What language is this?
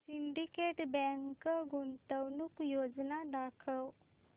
Marathi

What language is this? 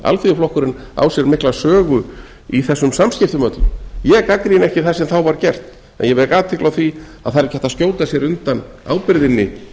Icelandic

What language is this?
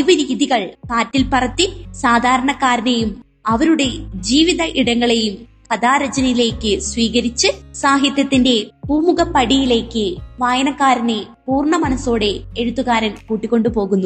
Malayalam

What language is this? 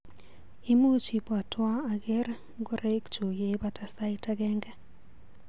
Kalenjin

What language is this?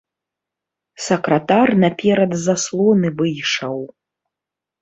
Belarusian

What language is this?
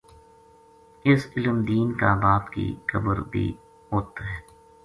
Gujari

